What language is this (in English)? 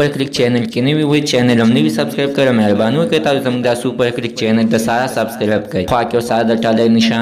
Romanian